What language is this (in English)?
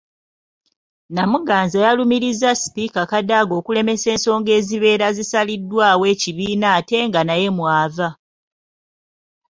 Ganda